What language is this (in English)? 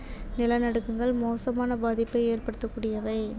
Tamil